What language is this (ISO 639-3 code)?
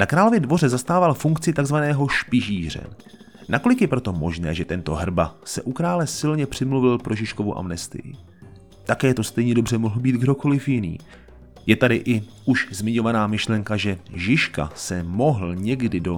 ces